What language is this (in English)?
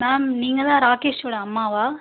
Tamil